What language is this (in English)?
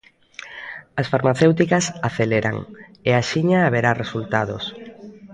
Galician